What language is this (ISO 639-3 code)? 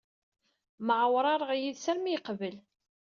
kab